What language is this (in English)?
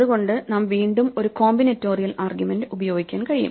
Malayalam